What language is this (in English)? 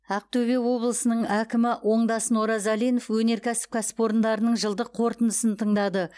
Kazakh